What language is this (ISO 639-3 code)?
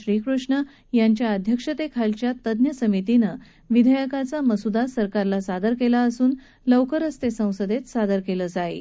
mar